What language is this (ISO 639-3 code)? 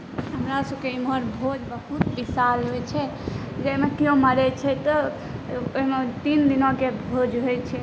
mai